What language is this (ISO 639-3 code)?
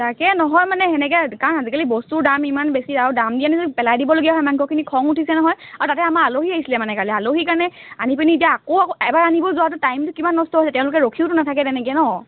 asm